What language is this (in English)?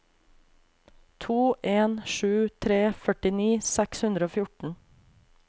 Norwegian